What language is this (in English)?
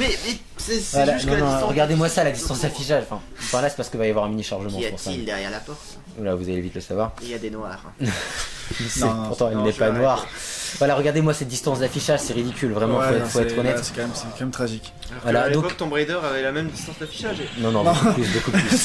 French